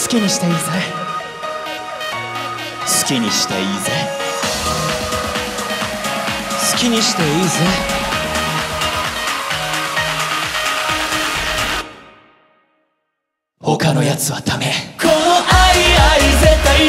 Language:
Korean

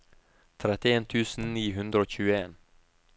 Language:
Norwegian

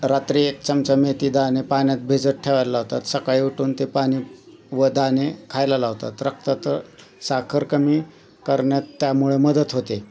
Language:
Marathi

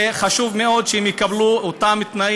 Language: Hebrew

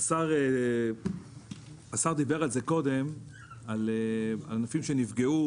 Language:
Hebrew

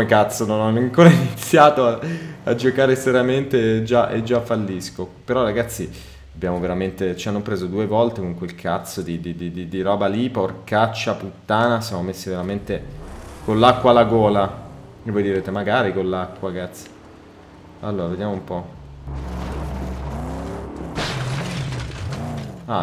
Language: Italian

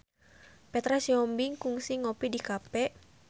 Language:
Sundanese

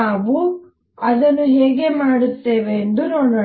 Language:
Kannada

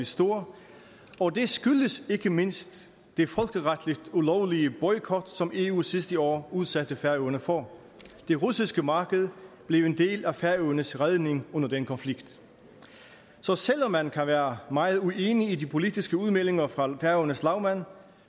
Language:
Danish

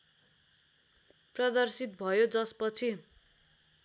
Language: Nepali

